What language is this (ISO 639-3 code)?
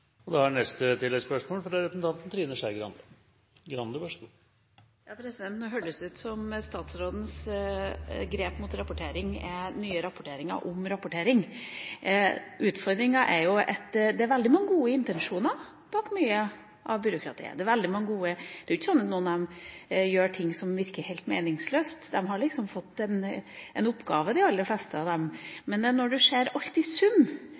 nor